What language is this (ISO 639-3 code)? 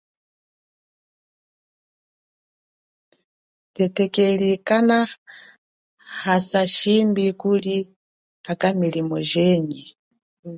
cjk